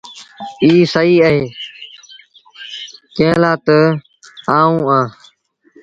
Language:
Sindhi Bhil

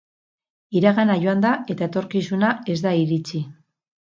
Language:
Basque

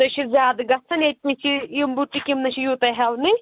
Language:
Kashmiri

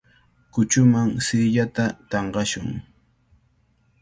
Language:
Cajatambo North Lima Quechua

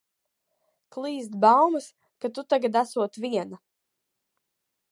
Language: Latvian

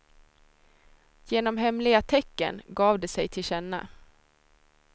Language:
Swedish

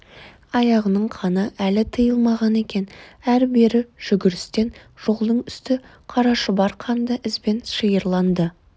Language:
Kazakh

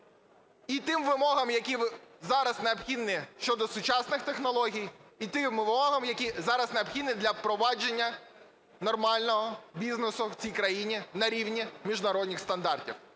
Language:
Ukrainian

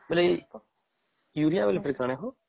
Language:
Odia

